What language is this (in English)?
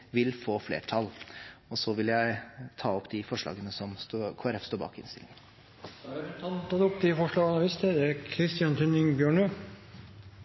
Norwegian Bokmål